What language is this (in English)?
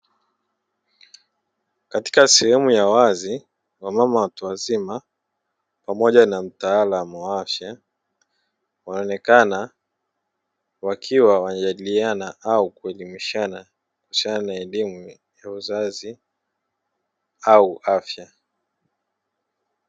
Swahili